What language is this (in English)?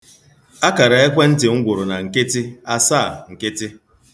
Igbo